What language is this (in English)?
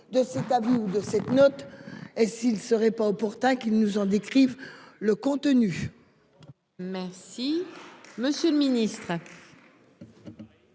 French